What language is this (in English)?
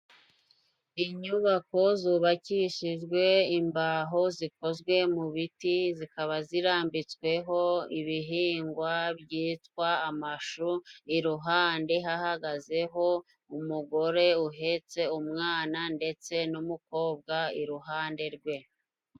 Kinyarwanda